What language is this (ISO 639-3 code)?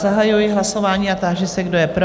ces